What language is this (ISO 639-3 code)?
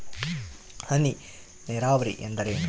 kan